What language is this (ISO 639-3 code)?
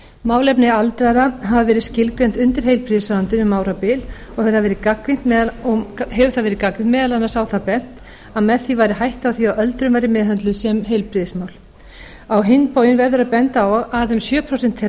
isl